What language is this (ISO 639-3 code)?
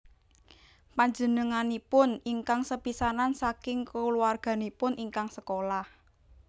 jav